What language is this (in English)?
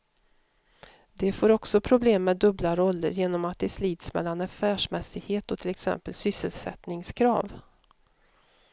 Swedish